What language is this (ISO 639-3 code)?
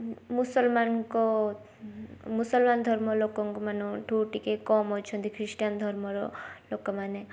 ori